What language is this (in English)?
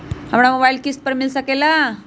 Magahi